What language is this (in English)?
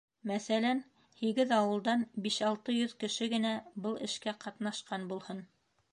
Bashkir